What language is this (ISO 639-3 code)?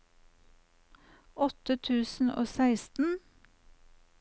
nor